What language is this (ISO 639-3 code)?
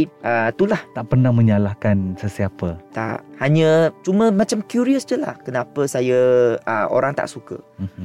msa